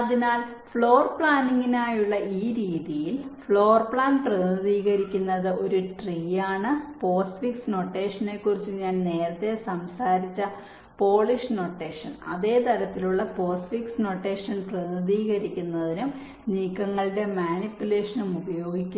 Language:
Malayalam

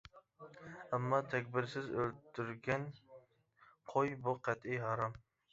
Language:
Uyghur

